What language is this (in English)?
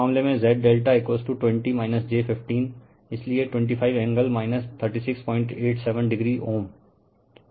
Hindi